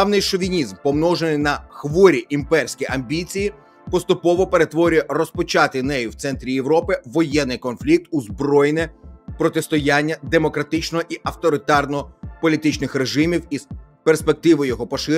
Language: Ukrainian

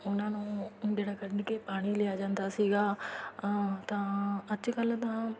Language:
Punjabi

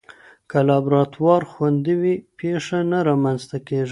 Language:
Pashto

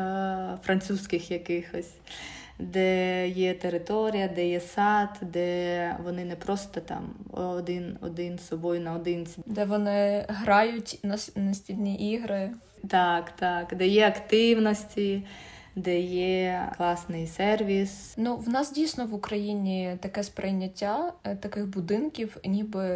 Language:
Ukrainian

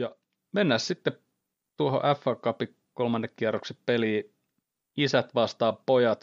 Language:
Finnish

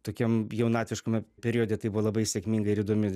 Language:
Lithuanian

